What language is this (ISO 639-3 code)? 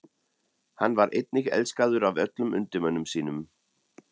isl